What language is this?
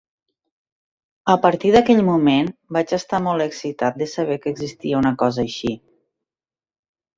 Catalan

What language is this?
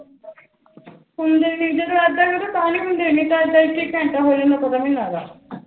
Punjabi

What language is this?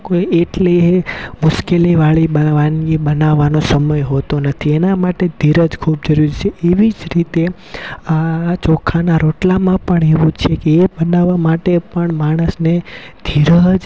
Gujarati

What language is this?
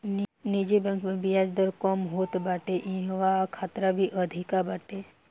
Bhojpuri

